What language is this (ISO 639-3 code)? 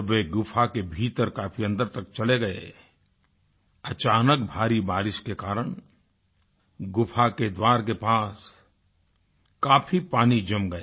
hin